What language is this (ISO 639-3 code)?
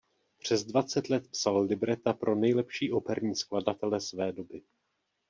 ces